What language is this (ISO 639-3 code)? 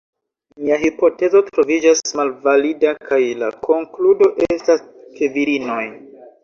epo